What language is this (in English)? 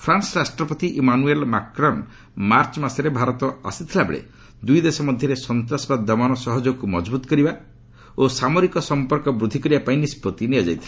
Odia